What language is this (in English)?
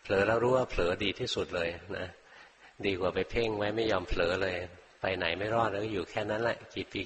Thai